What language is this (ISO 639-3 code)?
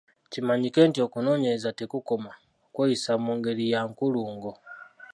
lug